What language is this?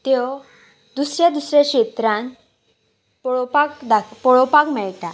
Konkani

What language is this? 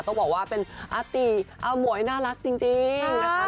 Thai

